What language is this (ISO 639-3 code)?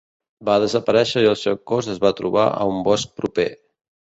cat